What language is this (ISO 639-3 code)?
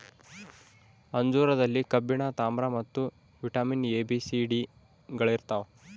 kan